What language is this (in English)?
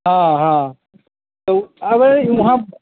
Maithili